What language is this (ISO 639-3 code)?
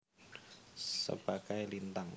jav